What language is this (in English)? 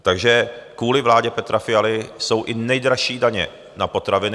Czech